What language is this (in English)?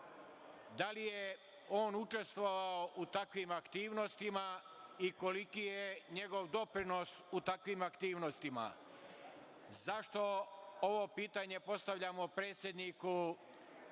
Serbian